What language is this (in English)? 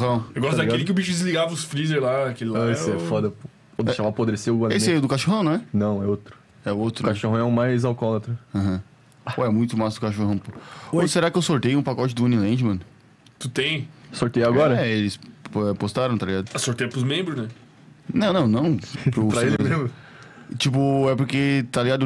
Portuguese